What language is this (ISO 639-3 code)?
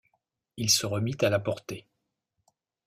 fra